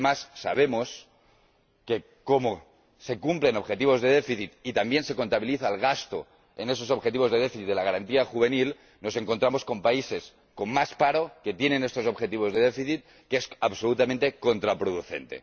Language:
Spanish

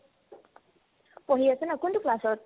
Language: Assamese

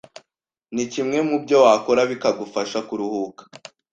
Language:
Kinyarwanda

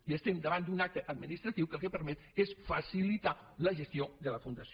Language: Catalan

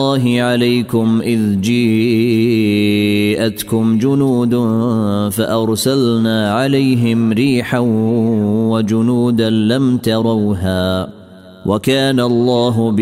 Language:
Arabic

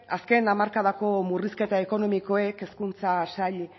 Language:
Basque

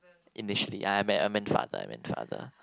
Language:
English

